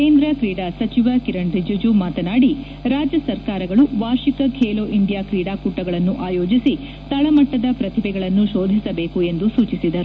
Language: Kannada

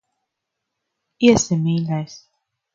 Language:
Latvian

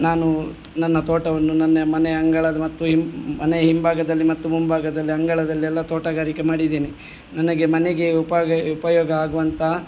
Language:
Kannada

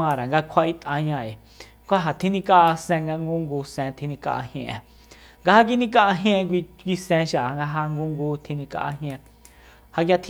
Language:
Soyaltepec Mazatec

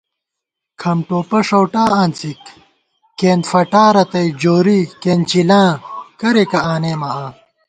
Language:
Gawar-Bati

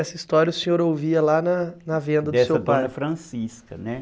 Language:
Portuguese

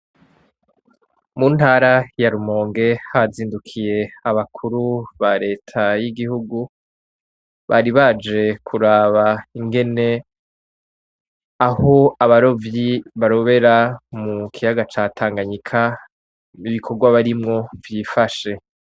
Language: Rundi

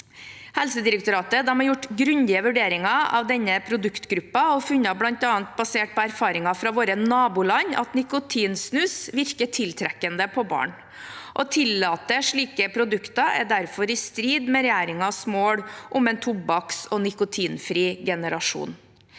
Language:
Norwegian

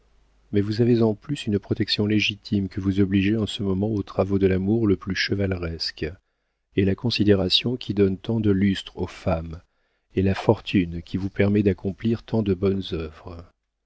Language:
French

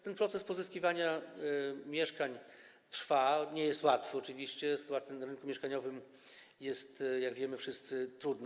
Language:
Polish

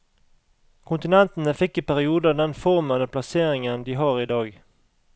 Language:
Norwegian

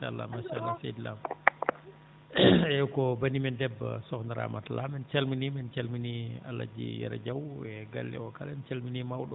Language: Fula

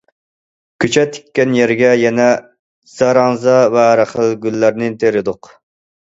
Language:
Uyghur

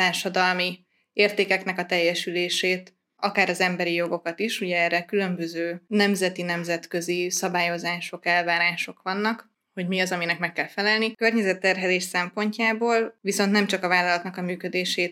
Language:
Hungarian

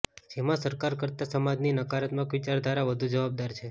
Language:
Gujarati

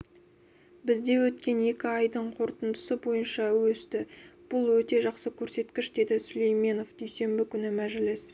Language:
Kazakh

